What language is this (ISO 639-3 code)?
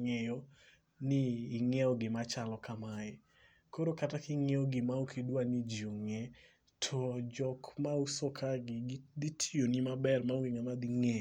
luo